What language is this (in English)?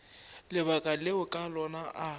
Northern Sotho